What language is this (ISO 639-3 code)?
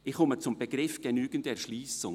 gsw